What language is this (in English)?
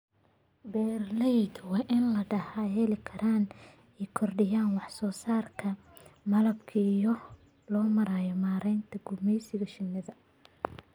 Somali